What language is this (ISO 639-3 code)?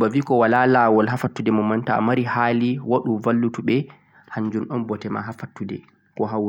fuq